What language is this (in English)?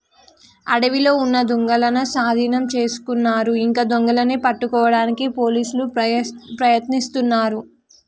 Telugu